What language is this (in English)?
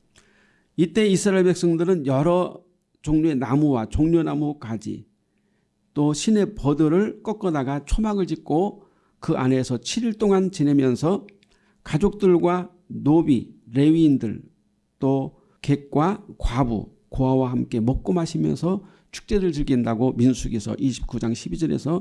Korean